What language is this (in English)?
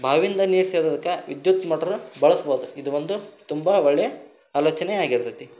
Kannada